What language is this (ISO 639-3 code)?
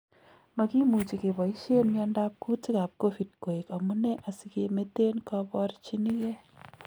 kln